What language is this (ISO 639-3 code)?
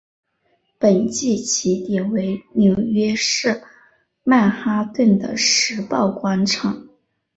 zho